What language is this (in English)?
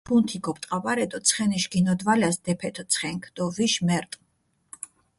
Mingrelian